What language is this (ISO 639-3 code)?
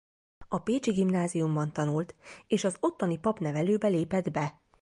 hun